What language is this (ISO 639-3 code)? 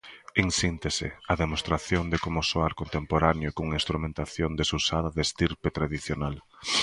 glg